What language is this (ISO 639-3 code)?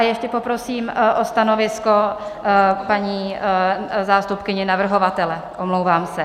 ces